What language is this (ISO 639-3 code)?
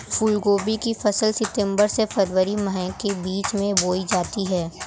hin